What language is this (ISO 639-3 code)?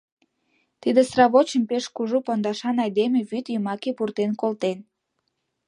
chm